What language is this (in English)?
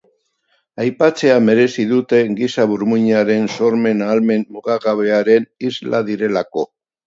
Basque